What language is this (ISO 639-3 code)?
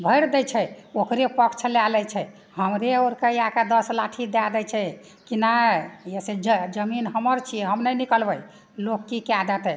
mai